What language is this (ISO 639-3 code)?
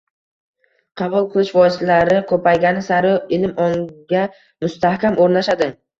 uzb